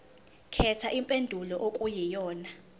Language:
Zulu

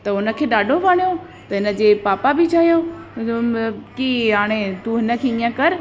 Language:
Sindhi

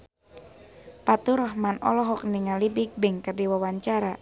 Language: Sundanese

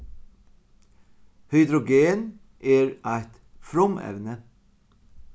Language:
Faroese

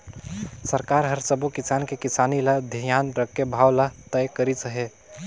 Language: Chhattisgarhi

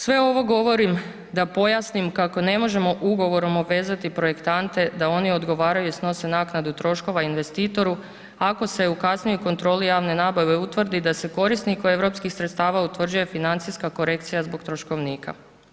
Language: Croatian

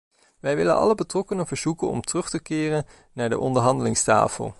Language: Dutch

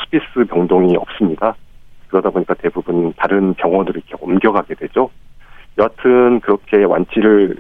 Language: Korean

